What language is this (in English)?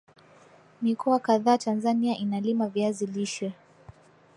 Swahili